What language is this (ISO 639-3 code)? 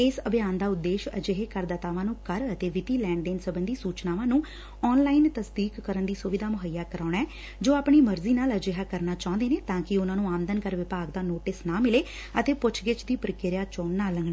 pan